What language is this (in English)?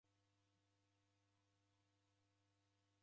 Taita